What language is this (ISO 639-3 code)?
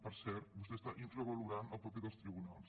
cat